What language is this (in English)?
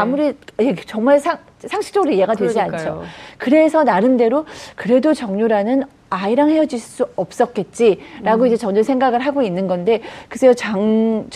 Korean